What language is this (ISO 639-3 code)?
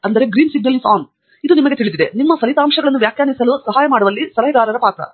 kan